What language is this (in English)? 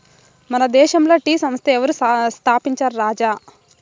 Telugu